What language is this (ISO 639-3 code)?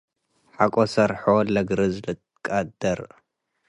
tig